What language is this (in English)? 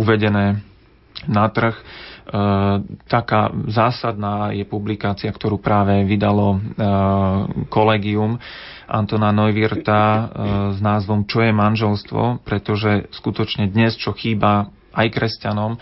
Slovak